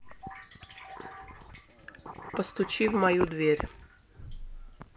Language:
Russian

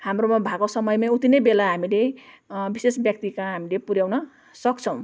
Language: Nepali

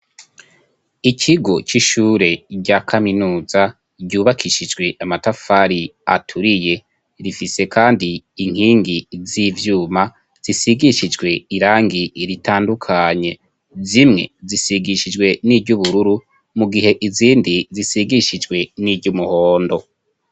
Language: Rundi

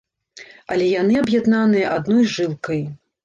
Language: Belarusian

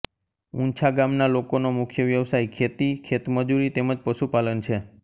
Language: Gujarati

